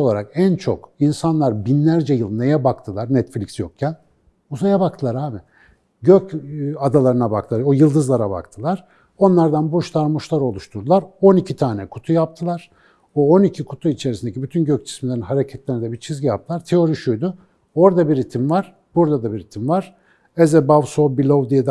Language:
Turkish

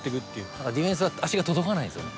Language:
Japanese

